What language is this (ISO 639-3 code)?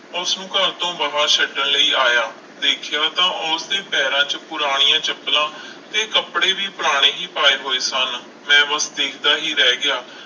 pan